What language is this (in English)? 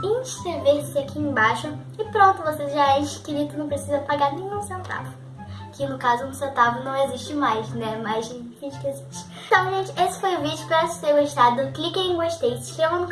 Portuguese